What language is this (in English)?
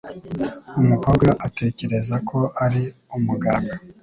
Kinyarwanda